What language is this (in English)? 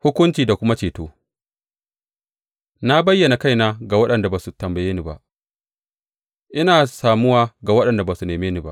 Hausa